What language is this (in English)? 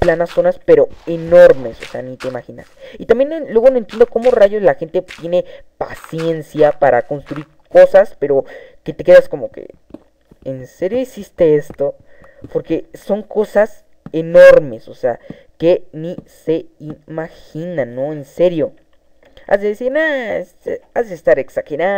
Spanish